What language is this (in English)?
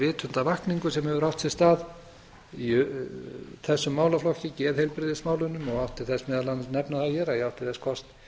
Icelandic